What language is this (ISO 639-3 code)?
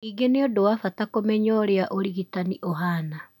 kik